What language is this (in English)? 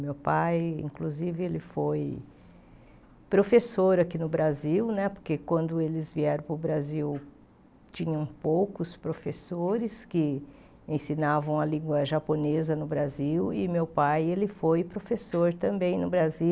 Portuguese